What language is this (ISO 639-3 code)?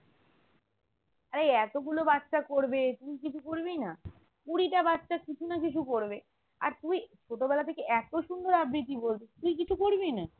ben